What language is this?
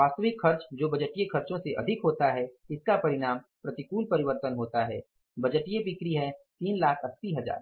Hindi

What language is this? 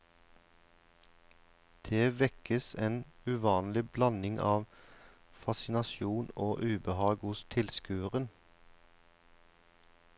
Norwegian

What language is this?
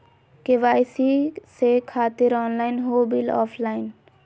Magahi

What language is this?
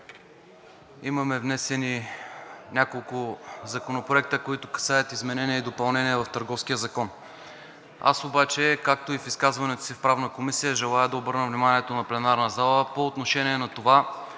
Bulgarian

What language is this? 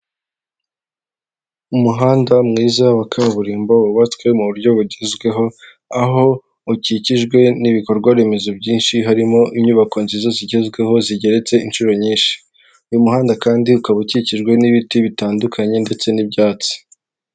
Kinyarwanda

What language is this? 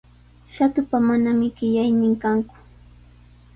Sihuas Ancash Quechua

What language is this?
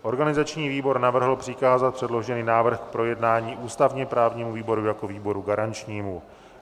Czech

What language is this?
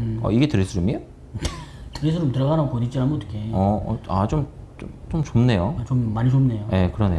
Korean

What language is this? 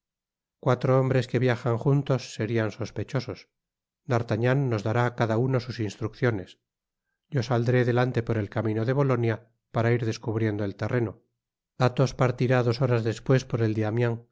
Spanish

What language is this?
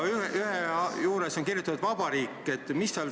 Estonian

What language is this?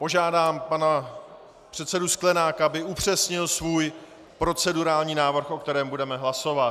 Czech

